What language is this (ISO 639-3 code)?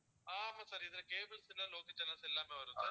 tam